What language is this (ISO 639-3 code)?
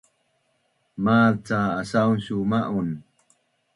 bnn